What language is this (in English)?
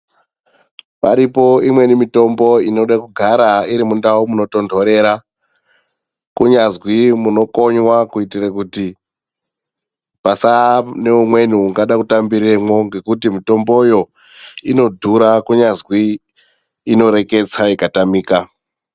Ndau